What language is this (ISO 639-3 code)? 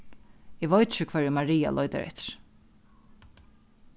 fao